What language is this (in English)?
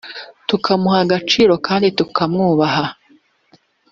Kinyarwanda